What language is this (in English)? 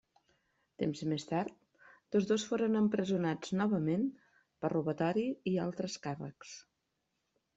Catalan